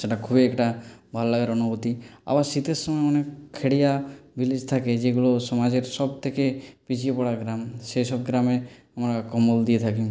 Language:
Bangla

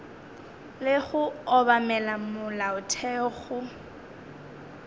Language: Northern Sotho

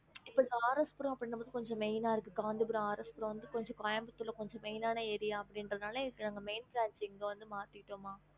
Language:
Tamil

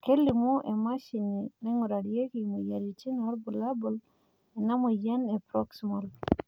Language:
Masai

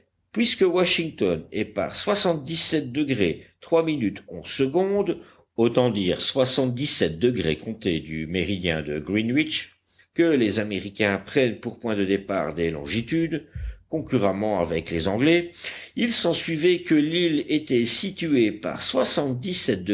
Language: French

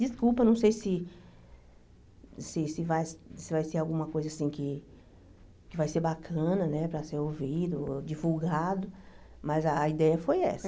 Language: Portuguese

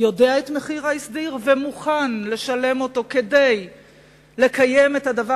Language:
Hebrew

